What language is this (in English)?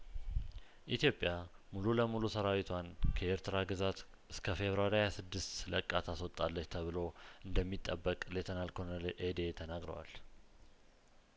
Amharic